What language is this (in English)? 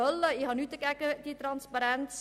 Swiss German